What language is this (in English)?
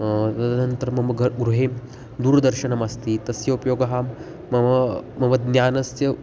Sanskrit